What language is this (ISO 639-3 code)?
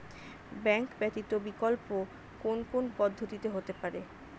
ben